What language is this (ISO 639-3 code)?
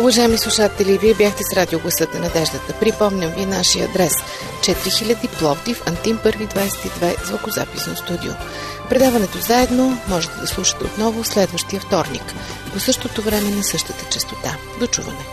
bul